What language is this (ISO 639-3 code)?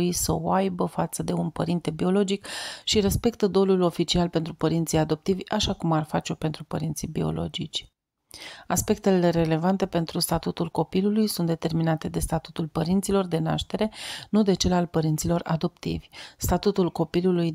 ron